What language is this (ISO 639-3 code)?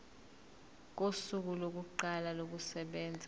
zul